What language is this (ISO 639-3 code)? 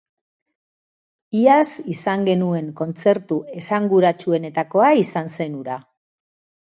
eus